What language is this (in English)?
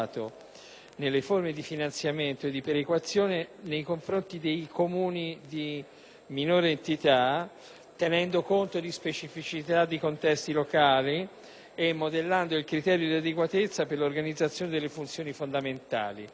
Italian